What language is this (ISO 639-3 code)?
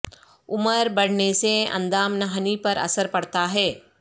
urd